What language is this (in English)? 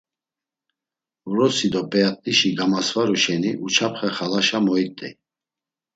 Laz